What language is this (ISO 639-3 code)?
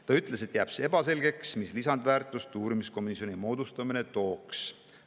est